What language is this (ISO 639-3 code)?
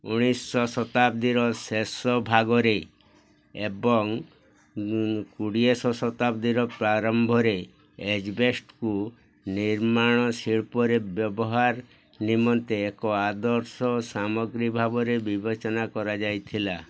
ori